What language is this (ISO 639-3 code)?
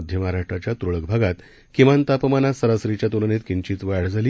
mar